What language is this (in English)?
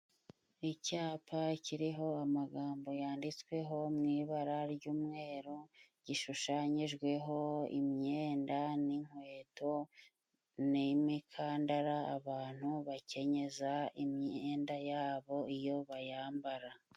Kinyarwanda